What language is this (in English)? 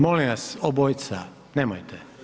Croatian